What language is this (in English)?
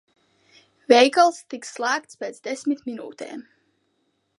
Latvian